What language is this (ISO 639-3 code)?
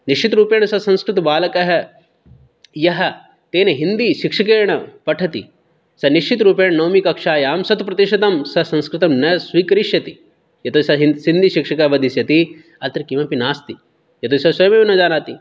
san